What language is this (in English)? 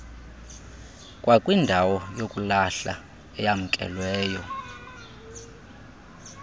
Xhosa